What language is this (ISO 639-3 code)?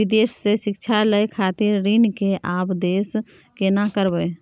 mai